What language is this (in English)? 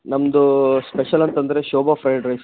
Kannada